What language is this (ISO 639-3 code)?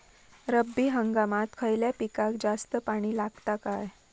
mar